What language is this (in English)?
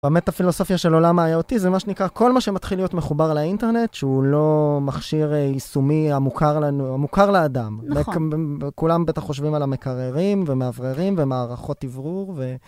Hebrew